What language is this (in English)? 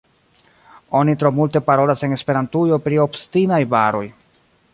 Esperanto